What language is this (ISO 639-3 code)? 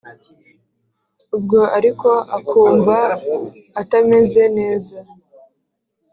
kin